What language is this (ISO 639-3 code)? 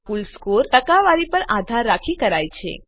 guj